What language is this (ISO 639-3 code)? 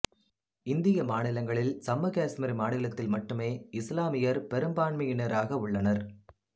tam